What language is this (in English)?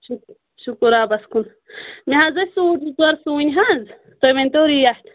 Kashmiri